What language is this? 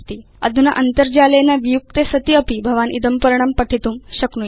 Sanskrit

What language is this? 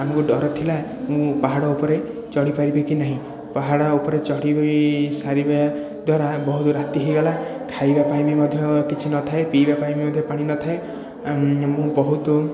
Odia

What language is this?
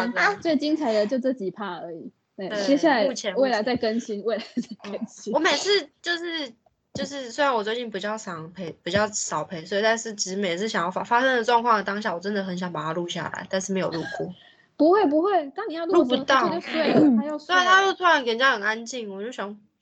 Chinese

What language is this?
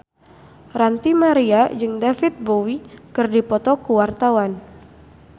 Sundanese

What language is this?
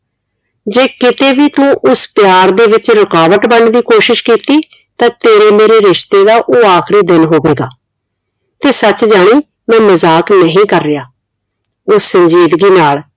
Punjabi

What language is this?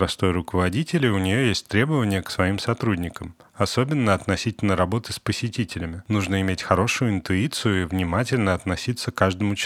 Russian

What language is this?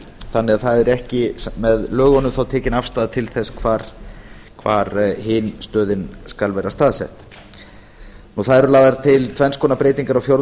Icelandic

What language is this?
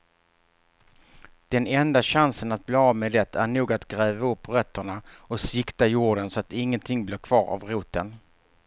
Swedish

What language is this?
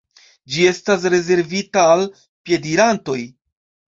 Esperanto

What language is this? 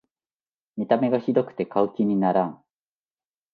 Japanese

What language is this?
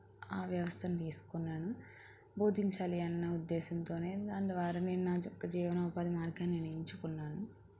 Telugu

